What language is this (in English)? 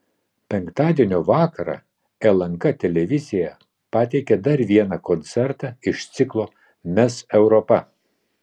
Lithuanian